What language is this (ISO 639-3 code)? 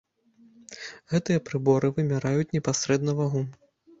bel